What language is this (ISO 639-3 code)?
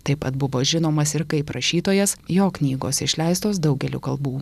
lit